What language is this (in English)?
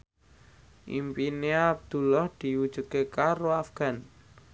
Javanese